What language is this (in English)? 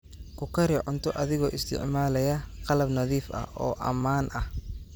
Somali